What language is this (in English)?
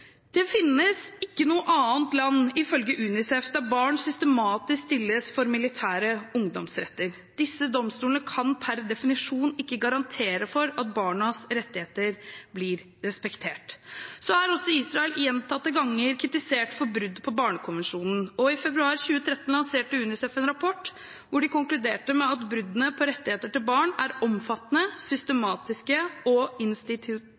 Norwegian Bokmål